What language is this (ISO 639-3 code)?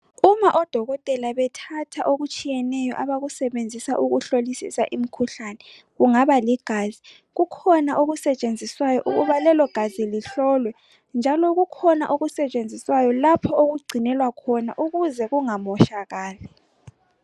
nde